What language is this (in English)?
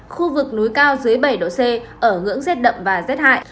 Vietnamese